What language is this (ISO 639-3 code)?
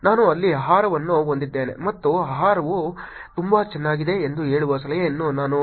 kan